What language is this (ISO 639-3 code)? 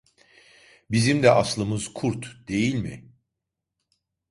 tur